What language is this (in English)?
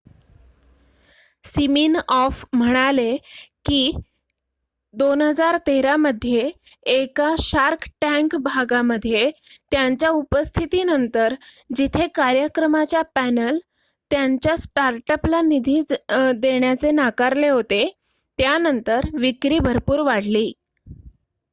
Marathi